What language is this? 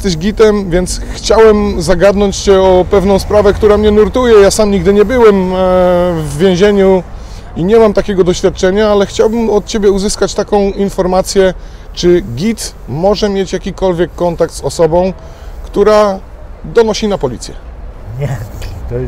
Polish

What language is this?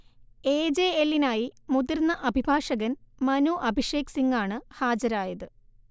Malayalam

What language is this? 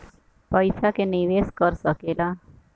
Bhojpuri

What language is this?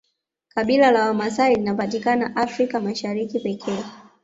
Swahili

